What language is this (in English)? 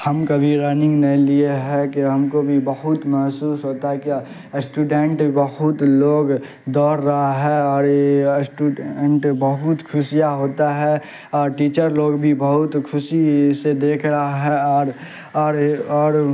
Urdu